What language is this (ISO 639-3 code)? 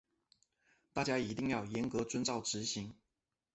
zho